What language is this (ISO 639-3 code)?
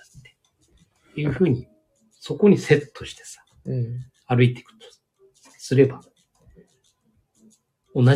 jpn